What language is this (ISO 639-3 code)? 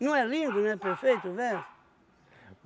por